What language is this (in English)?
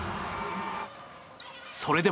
Japanese